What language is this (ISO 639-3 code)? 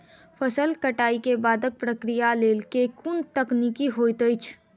mai